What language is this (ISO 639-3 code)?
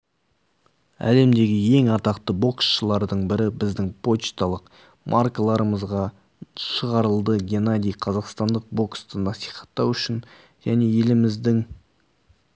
kaz